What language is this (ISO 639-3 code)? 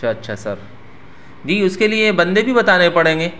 urd